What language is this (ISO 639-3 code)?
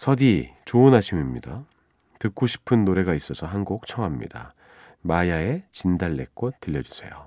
kor